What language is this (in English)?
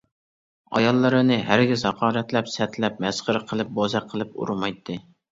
Uyghur